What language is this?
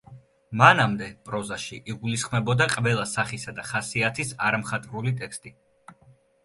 Georgian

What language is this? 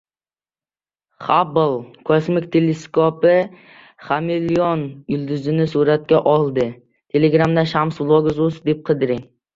Uzbek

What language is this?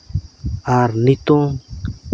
Santali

